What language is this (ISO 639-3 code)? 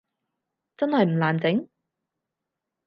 yue